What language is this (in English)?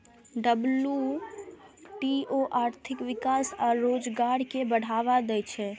Maithili